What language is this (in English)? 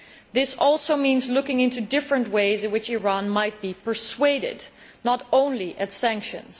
English